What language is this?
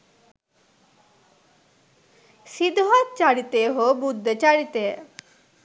Sinhala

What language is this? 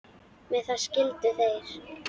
Icelandic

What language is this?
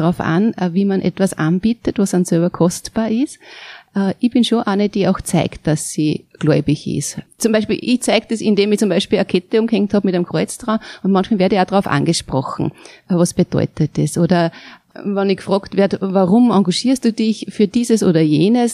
German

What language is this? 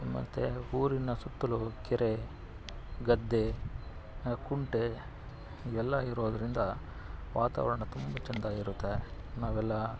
Kannada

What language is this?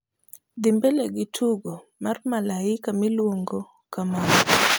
Luo (Kenya and Tanzania)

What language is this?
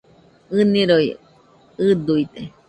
Nüpode Huitoto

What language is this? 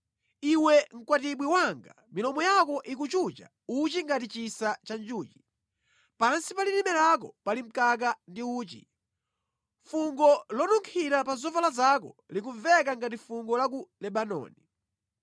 Nyanja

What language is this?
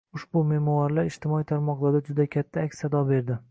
Uzbek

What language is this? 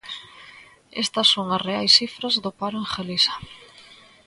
Galician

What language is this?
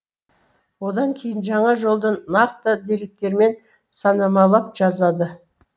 Kazakh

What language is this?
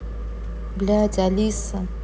Russian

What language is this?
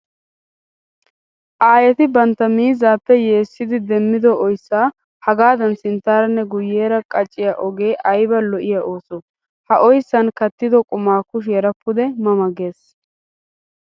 Wolaytta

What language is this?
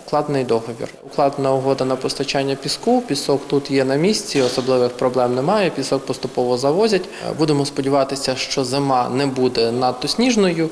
Ukrainian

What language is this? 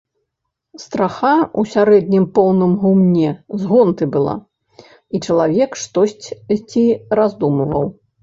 Belarusian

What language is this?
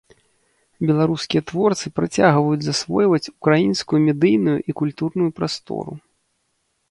Belarusian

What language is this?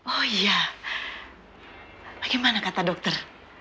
Indonesian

